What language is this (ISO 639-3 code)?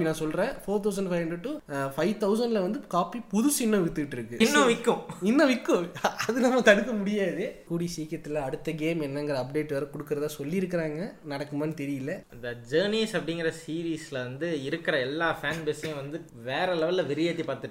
tam